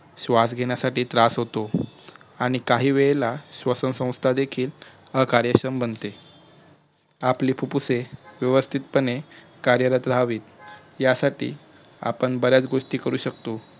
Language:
Marathi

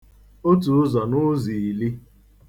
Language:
Igbo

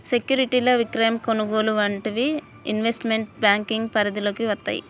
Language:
Telugu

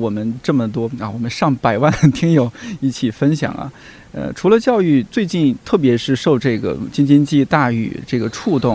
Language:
Chinese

